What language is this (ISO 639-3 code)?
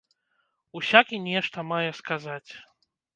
bel